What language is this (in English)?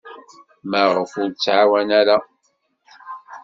Kabyle